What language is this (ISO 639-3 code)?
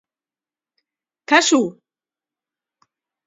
eus